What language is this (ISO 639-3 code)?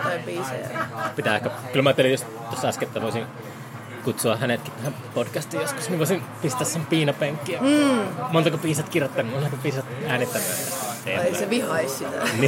fin